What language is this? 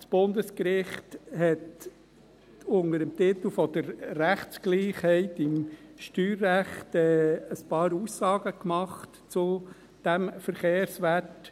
Swiss German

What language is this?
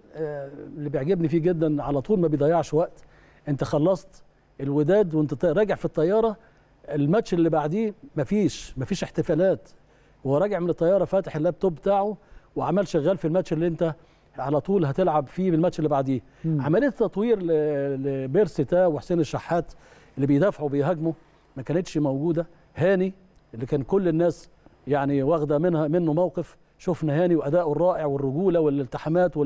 Arabic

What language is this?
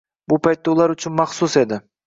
Uzbek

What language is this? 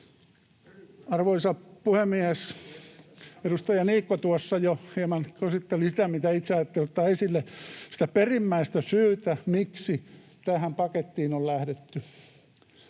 Finnish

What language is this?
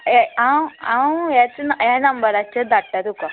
Konkani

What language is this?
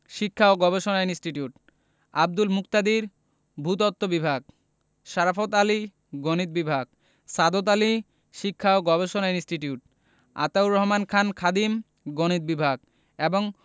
Bangla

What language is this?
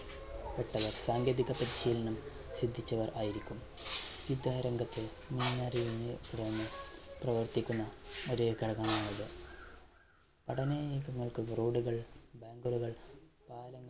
Malayalam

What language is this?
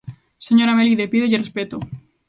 Galician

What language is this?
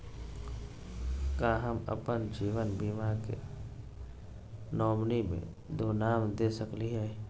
Magahi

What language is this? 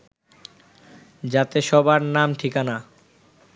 Bangla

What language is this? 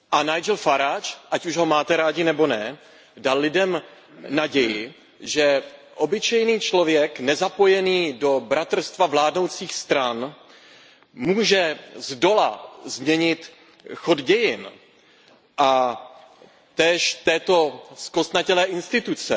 Czech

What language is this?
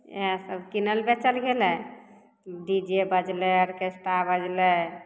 Maithili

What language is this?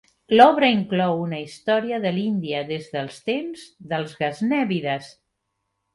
Catalan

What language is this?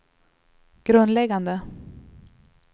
Swedish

